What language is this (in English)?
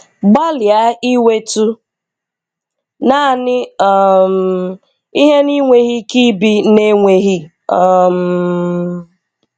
Igbo